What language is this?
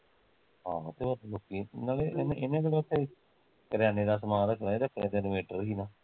Punjabi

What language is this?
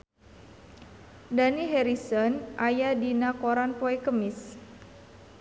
Sundanese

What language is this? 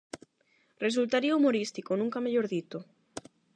Galician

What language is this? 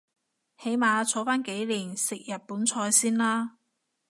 Cantonese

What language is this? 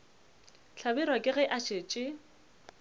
Northern Sotho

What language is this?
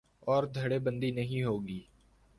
Urdu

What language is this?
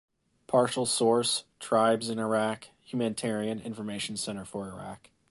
English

